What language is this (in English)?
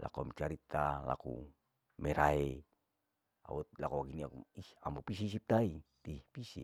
Larike-Wakasihu